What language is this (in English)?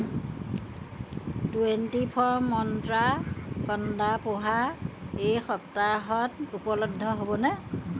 Assamese